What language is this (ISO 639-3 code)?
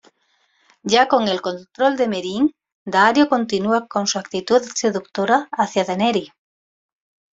spa